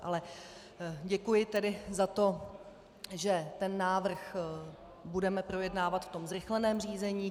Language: Czech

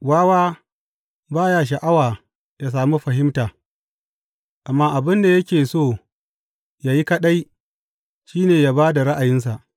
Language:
Hausa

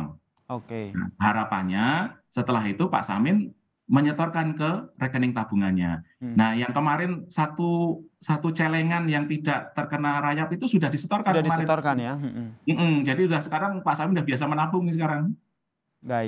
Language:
Indonesian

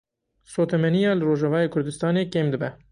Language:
Kurdish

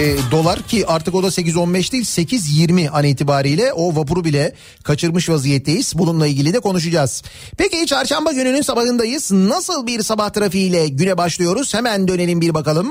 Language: Turkish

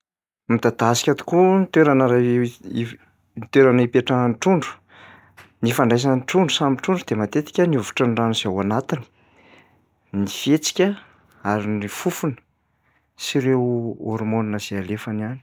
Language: Malagasy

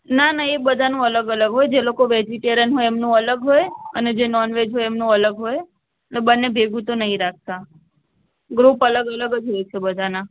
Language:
Gujarati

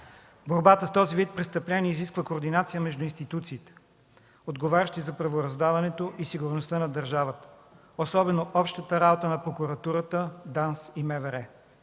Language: Bulgarian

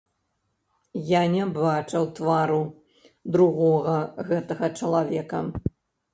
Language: Belarusian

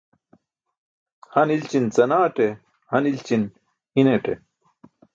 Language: Burushaski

